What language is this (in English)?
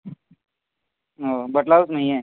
Urdu